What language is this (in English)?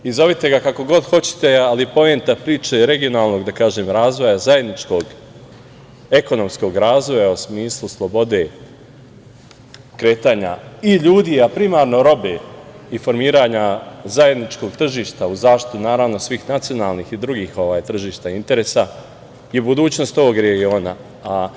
Serbian